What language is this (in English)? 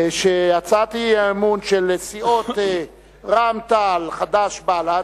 Hebrew